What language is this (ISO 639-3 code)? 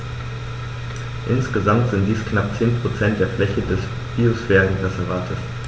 deu